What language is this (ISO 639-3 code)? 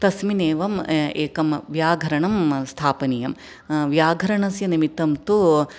san